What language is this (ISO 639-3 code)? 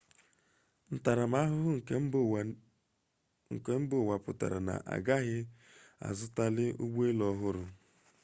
ibo